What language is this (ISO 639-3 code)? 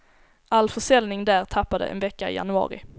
swe